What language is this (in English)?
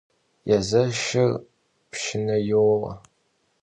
Kabardian